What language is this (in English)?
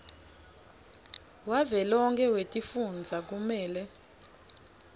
Swati